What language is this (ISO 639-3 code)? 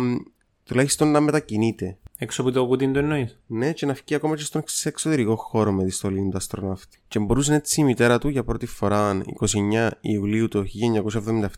ell